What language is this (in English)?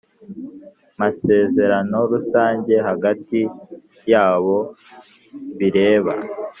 Kinyarwanda